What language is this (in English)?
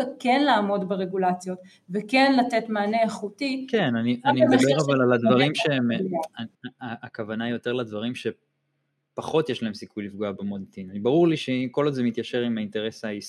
Hebrew